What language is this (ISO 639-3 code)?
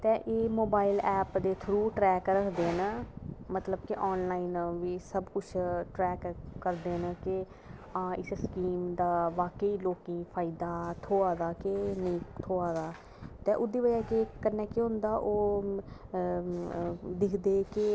doi